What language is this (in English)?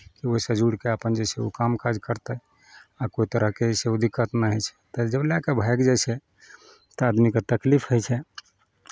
Maithili